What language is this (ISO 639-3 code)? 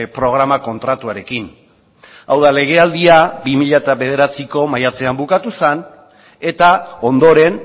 eus